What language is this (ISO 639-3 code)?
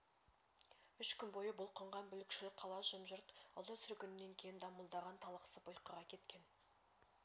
kaz